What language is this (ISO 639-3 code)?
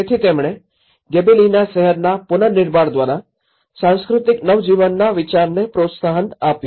guj